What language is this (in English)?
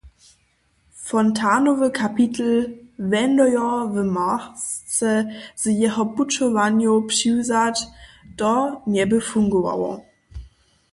Upper Sorbian